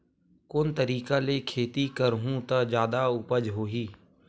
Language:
Chhattisgarhi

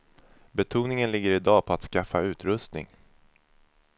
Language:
Swedish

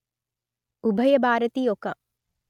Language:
Telugu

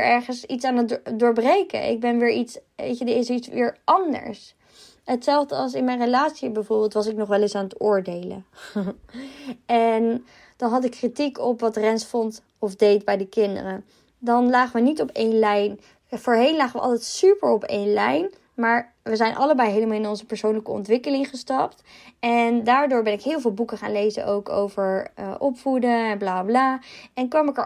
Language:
Dutch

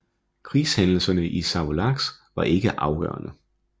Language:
Danish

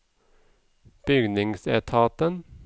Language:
Norwegian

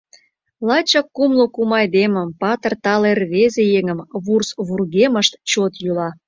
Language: Mari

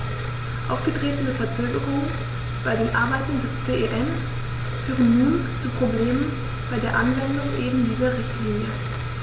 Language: German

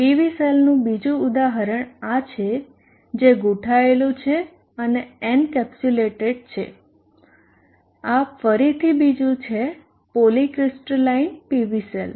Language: Gujarati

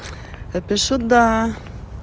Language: Russian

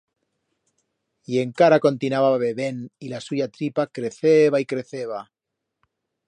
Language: Aragonese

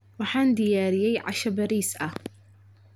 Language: Somali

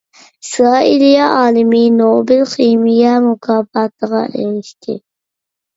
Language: Uyghur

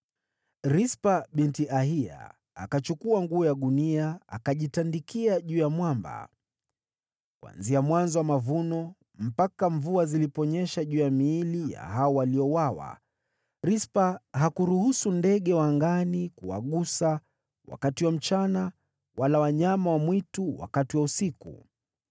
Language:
Swahili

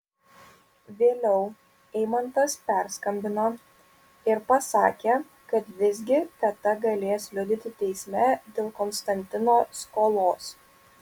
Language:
Lithuanian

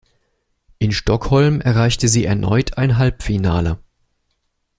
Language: German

